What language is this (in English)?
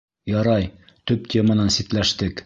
Bashkir